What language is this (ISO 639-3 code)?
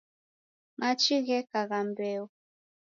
dav